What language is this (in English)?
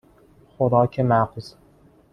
Persian